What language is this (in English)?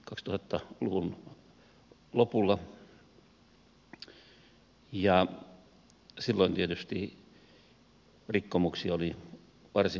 Finnish